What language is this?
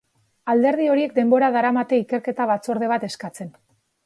Basque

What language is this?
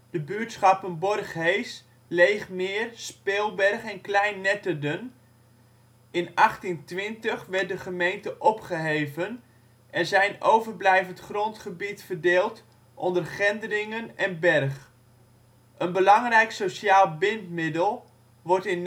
Dutch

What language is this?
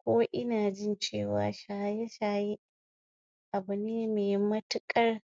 Hausa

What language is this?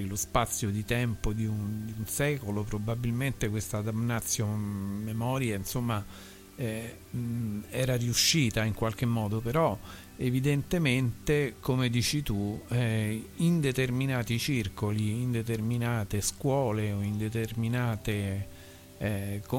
Italian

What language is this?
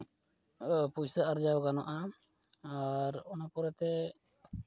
Santali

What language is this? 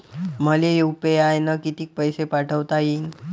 Marathi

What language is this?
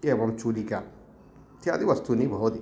Sanskrit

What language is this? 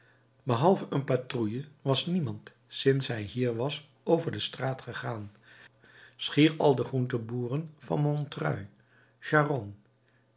Dutch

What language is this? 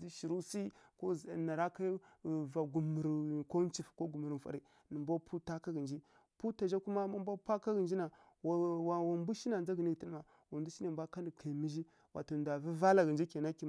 Kirya-Konzəl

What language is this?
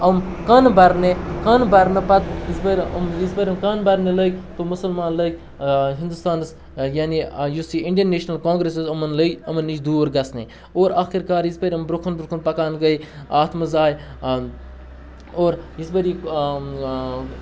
Kashmiri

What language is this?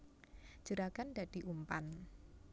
Javanese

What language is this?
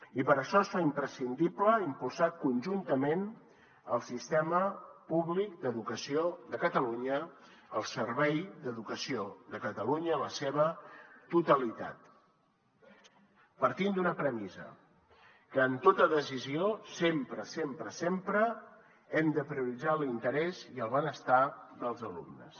Catalan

